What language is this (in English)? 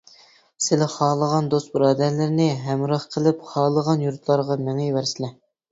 Uyghur